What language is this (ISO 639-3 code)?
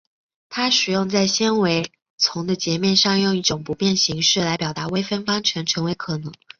zho